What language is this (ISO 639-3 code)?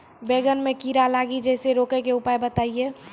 mai